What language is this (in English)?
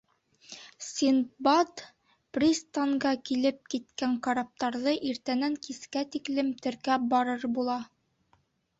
Bashkir